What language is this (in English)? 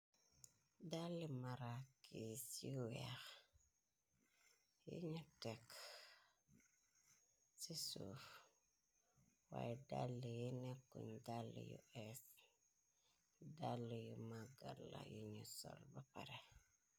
Wolof